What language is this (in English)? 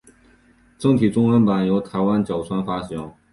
Chinese